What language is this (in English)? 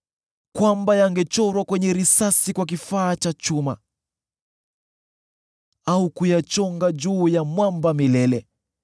Swahili